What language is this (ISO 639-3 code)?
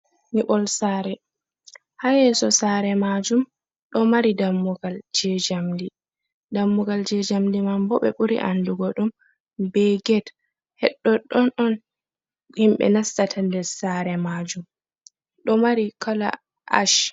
ful